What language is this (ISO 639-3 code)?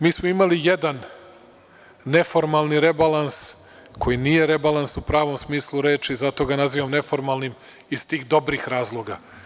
srp